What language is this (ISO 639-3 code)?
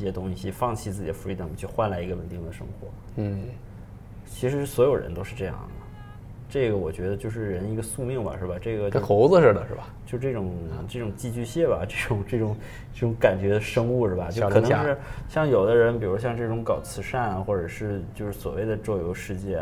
zho